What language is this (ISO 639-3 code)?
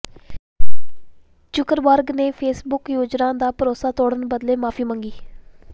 pan